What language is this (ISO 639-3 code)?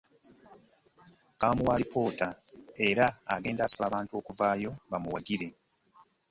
lug